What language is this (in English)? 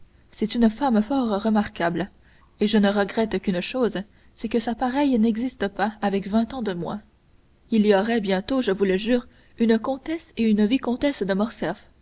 French